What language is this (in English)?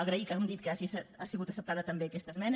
Catalan